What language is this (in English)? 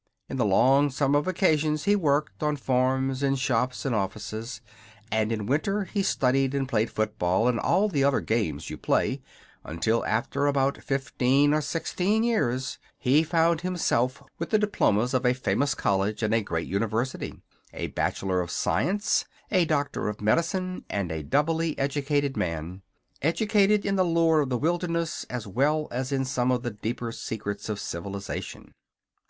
English